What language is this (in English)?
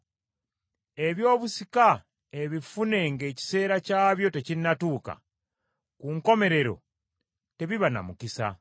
Ganda